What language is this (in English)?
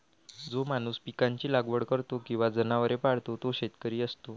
Marathi